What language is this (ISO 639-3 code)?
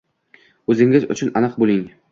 uzb